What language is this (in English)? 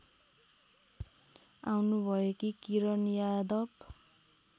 Nepali